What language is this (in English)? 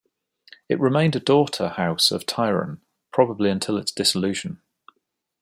English